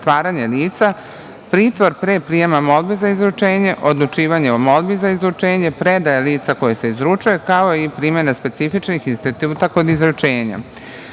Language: Serbian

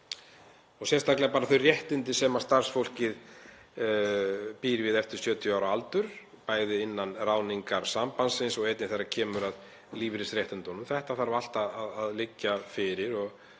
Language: Icelandic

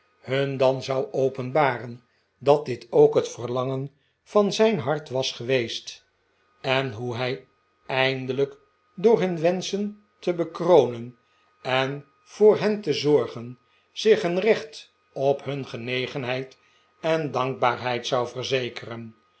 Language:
Dutch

